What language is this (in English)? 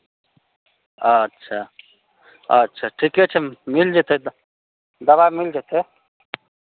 Maithili